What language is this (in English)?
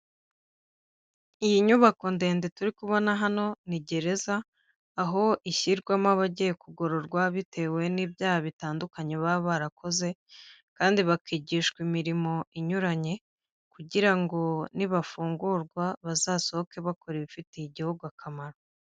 Kinyarwanda